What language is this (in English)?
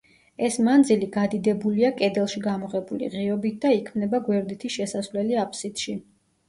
Georgian